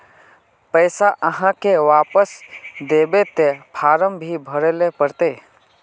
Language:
Magahi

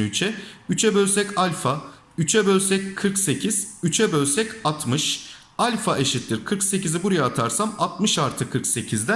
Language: Turkish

